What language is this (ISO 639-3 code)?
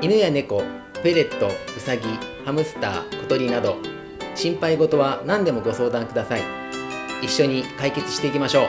jpn